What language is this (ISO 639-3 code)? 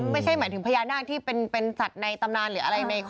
tha